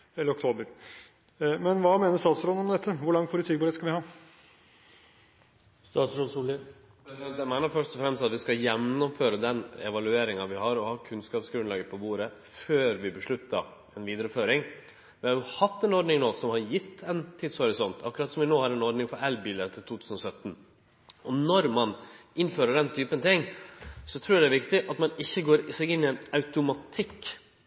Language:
Norwegian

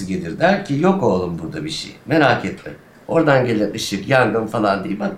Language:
Turkish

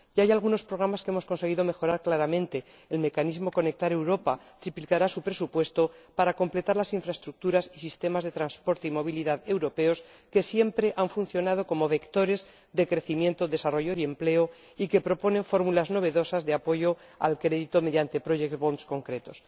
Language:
Spanish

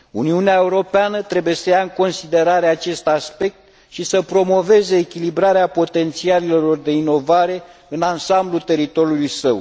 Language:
Romanian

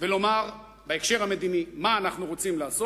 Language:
Hebrew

